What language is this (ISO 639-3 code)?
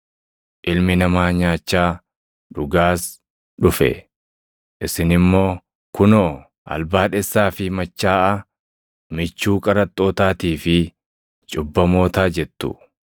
orm